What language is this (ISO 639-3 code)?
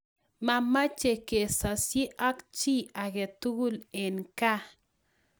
kln